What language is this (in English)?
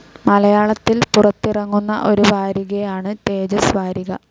Malayalam